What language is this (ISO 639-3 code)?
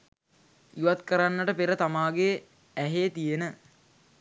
sin